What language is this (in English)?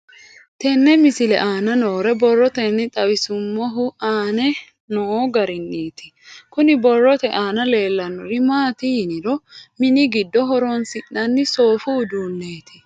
Sidamo